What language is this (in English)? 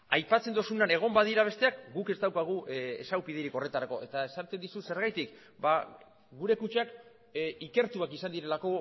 Basque